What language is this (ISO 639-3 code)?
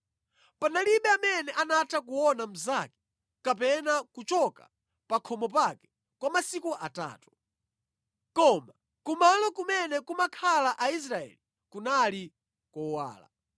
nya